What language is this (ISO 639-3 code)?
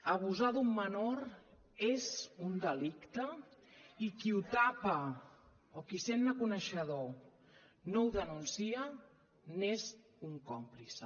cat